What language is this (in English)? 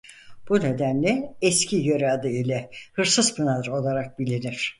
Turkish